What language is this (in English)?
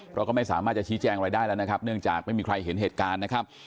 Thai